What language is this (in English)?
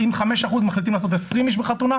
Hebrew